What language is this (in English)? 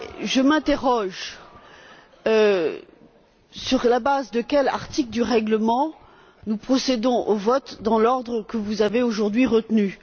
French